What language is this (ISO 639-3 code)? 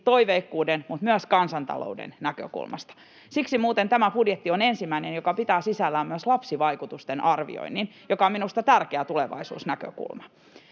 fin